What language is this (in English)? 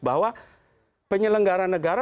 Indonesian